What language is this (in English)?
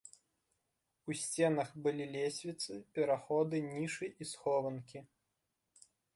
Belarusian